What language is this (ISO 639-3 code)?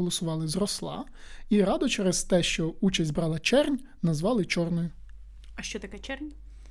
ukr